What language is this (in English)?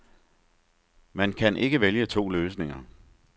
Danish